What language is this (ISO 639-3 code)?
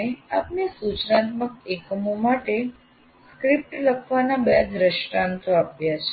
guj